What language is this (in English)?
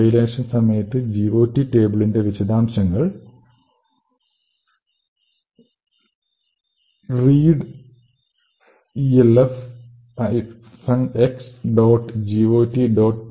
Malayalam